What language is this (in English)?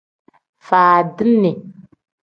Tem